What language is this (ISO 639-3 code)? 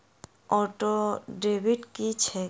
mai